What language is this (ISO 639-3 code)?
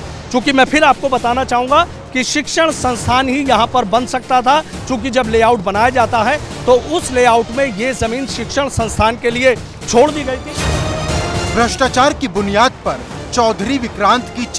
hin